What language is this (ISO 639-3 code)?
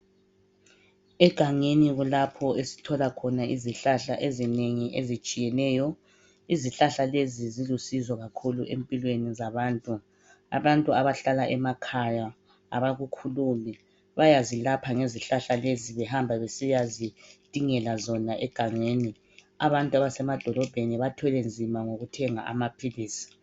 nde